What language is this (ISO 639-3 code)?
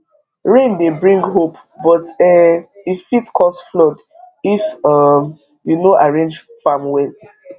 pcm